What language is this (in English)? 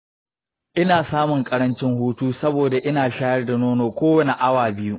Hausa